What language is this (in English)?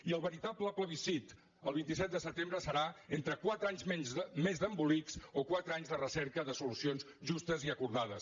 Catalan